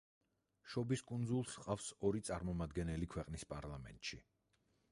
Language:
Georgian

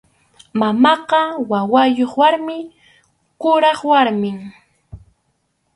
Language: Arequipa-La Unión Quechua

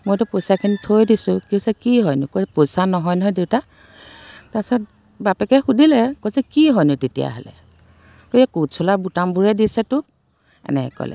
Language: Assamese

